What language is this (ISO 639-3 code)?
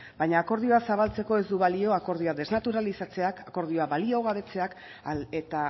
eus